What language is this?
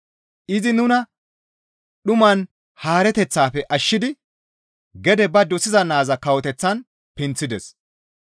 Gamo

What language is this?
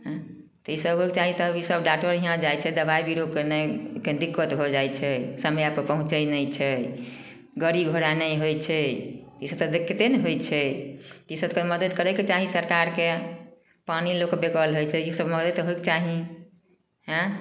Maithili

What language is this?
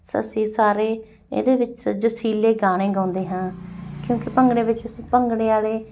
Punjabi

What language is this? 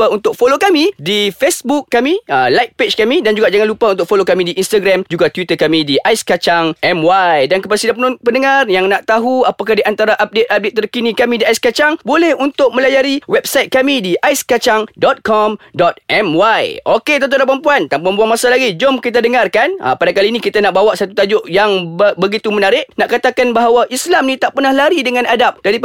Malay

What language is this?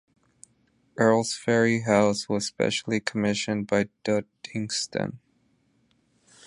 English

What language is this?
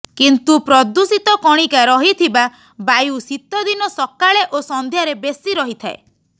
Odia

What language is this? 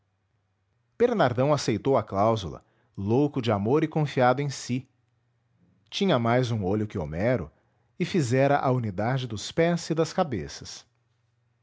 Portuguese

